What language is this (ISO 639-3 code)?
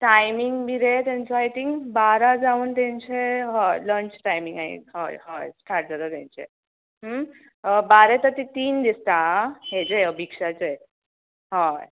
kok